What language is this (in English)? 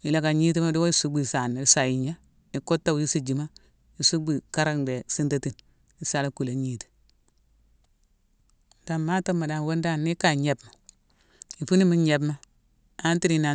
Mansoanka